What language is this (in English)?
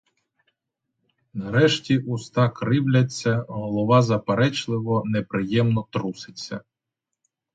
Ukrainian